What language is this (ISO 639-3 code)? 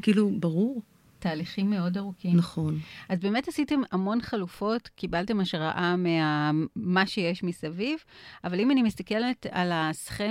heb